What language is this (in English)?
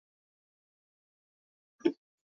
Bangla